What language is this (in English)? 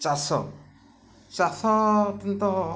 Odia